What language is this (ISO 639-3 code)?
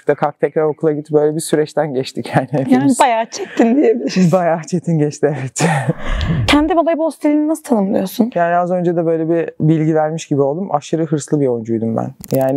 tur